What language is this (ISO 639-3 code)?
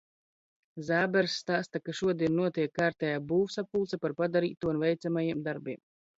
lav